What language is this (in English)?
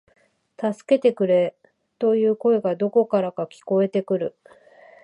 Japanese